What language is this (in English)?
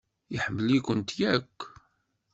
Kabyle